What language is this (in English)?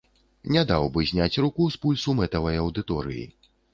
Belarusian